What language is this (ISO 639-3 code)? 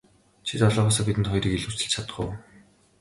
mon